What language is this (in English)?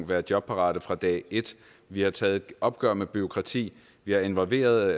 Danish